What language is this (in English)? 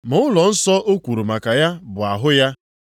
Igbo